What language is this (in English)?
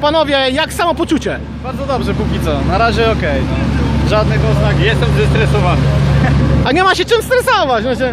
Polish